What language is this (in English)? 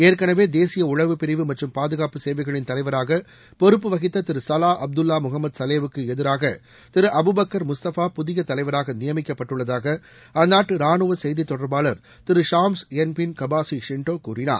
Tamil